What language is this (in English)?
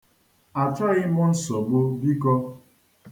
Igbo